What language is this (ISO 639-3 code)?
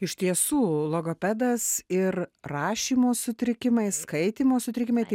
lit